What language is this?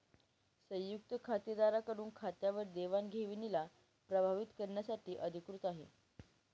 Marathi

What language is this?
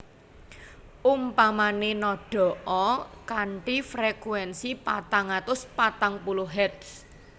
Javanese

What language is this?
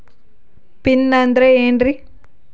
Kannada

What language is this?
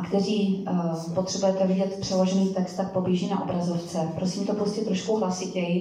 Czech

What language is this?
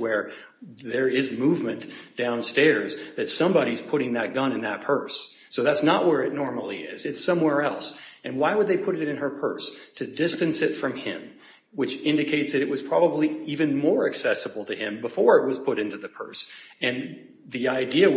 English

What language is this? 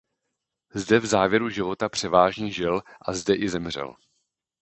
Czech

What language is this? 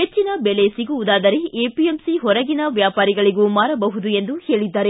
Kannada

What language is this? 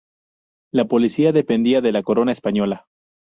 Spanish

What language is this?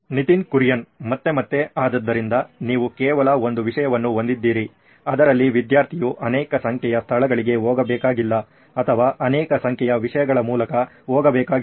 Kannada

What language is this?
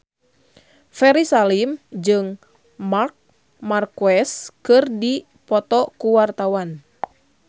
Sundanese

